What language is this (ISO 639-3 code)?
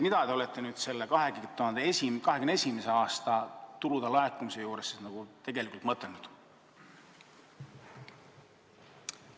est